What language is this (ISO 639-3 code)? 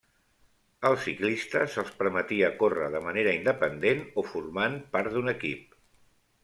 cat